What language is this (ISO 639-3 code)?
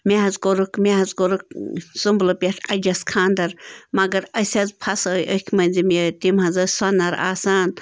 kas